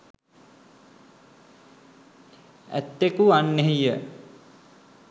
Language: Sinhala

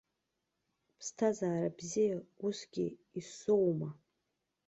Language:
Abkhazian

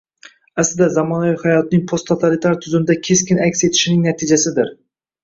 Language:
Uzbek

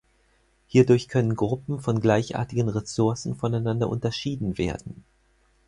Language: German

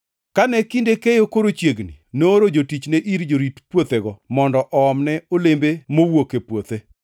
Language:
Luo (Kenya and Tanzania)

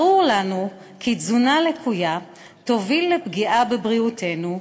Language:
Hebrew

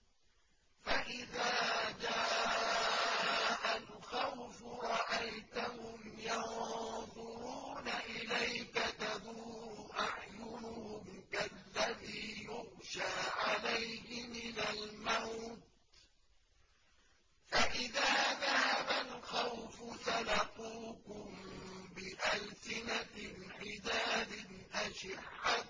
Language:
Arabic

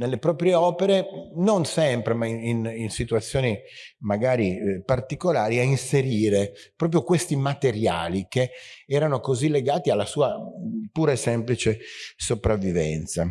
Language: Italian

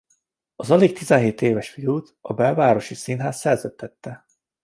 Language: Hungarian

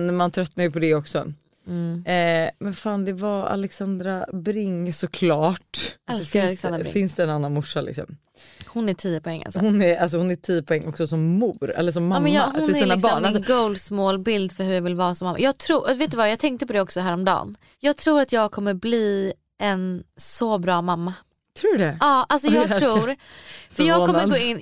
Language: Swedish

